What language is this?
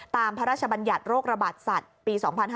Thai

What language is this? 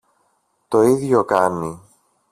Greek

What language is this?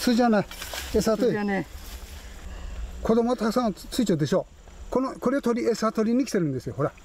Japanese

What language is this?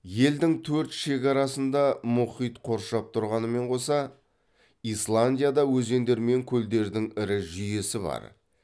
Kazakh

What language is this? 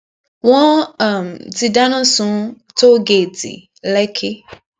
Yoruba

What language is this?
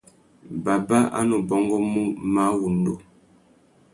Tuki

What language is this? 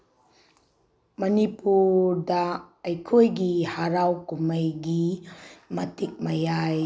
Manipuri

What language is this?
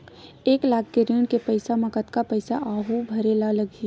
Chhattisgarhi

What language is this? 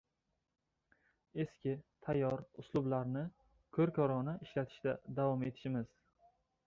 Uzbek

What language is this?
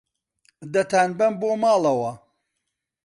Central Kurdish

